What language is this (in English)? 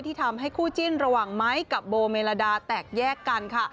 Thai